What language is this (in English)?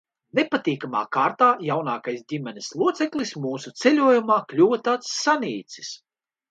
Latvian